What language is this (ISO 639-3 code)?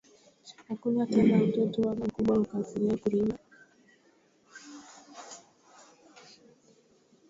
swa